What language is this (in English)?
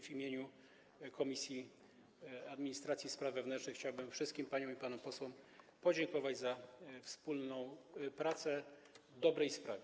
Polish